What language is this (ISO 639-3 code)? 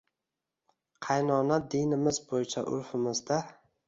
uzb